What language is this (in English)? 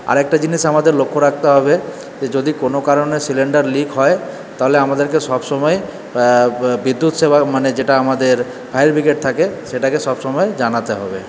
Bangla